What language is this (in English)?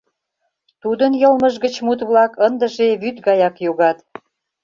Mari